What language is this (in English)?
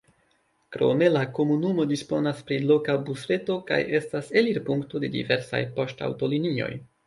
Esperanto